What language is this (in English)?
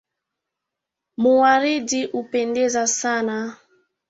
Swahili